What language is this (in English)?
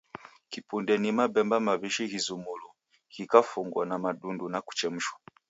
Taita